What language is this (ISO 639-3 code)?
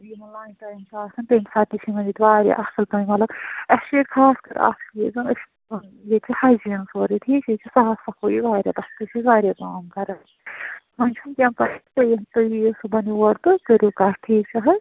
kas